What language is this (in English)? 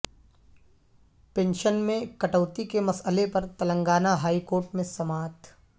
Urdu